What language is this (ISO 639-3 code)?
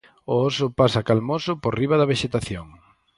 glg